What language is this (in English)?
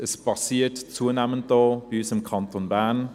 Swiss German